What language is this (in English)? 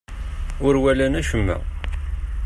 Kabyle